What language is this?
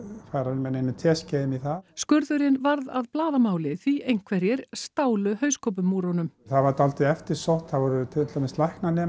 Icelandic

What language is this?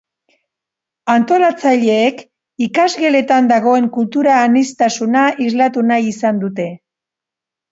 Basque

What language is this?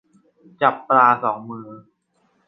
Thai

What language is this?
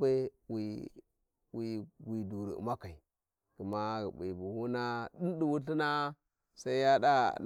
Warji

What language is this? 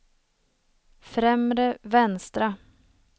Swedish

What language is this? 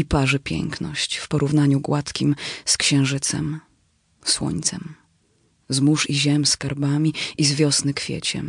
Polish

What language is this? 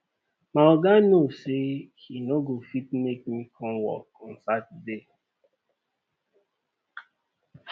Nigerian Pidgin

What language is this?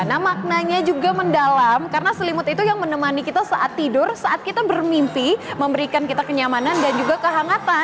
Indonesian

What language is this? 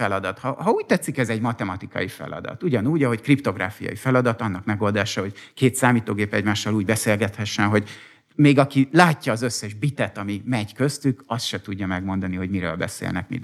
Hungarian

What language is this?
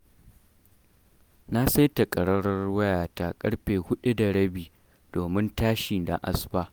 Hausa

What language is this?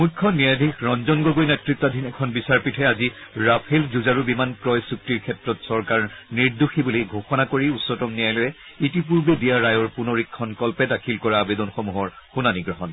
Assamese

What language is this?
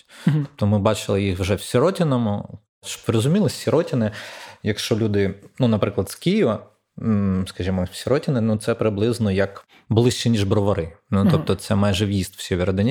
Ukrainian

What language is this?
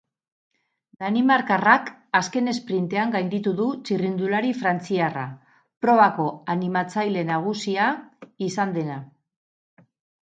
Basque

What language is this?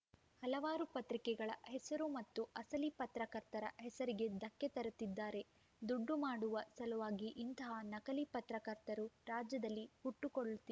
Kannada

